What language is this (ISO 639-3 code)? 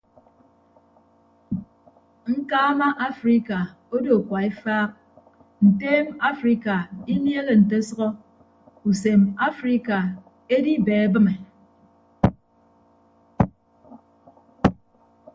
ibb